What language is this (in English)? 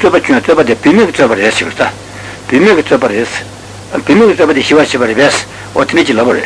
Italian